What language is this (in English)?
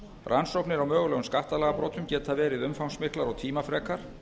Icelandic